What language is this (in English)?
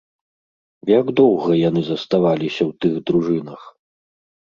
Belarusian